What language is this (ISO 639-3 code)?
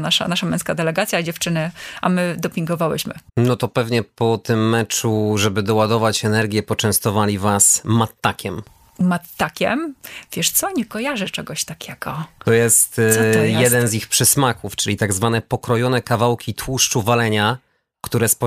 pol